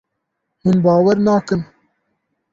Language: Kurdish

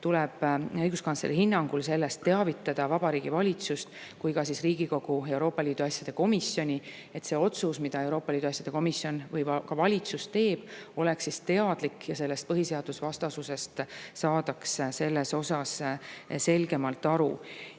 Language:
Estonian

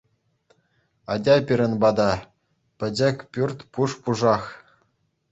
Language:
Chuvash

